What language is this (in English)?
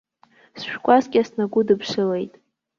Abkhazian